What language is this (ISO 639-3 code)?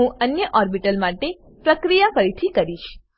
guj